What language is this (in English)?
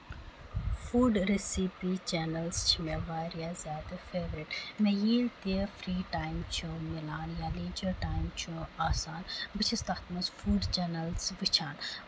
Kashmiri